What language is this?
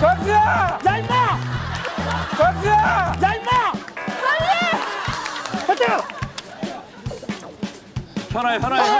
Korean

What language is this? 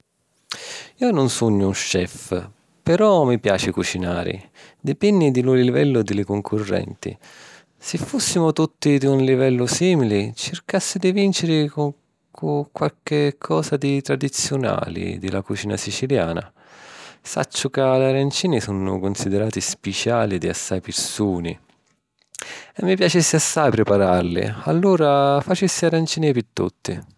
Sicilian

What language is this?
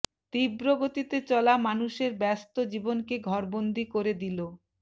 Bangla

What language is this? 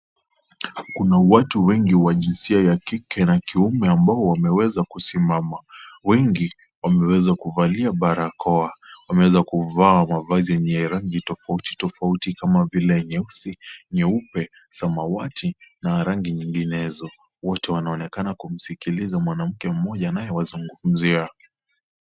Swahili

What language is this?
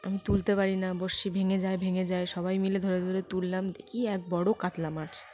Bangla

